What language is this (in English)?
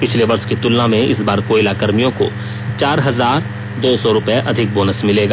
Hindi